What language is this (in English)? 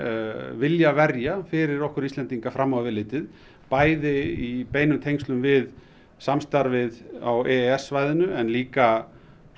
Icelandic